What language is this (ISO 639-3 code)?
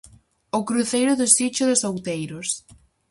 glg